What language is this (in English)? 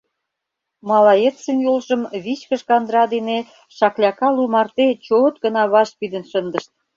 Mari